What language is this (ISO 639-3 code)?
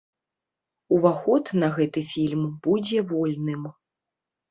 bel